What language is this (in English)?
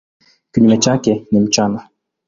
Swahili